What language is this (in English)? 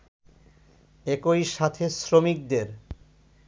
Bangla